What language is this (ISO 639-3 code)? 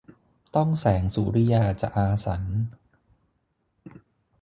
tha